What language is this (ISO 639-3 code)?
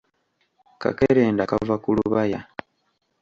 lug